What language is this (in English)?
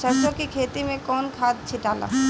Bhojpuri